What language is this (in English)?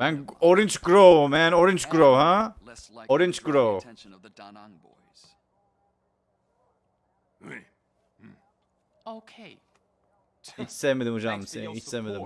Turkish